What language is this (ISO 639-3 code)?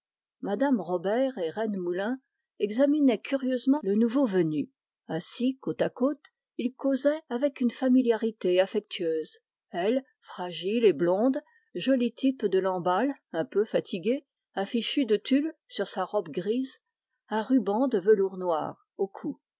fra